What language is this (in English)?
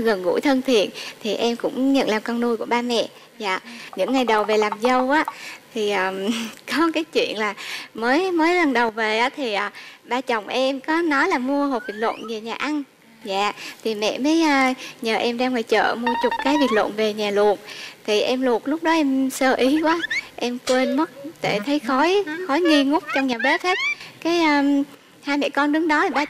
Vietnamese